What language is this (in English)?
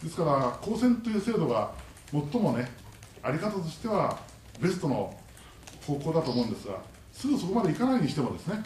Japanese